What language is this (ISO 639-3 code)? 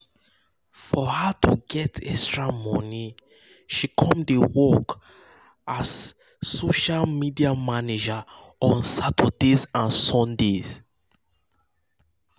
pcm